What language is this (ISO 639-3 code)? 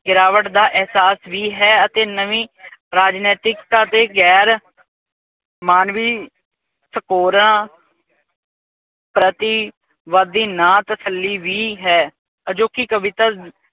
pan